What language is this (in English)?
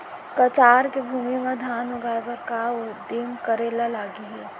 Chhattisgarhi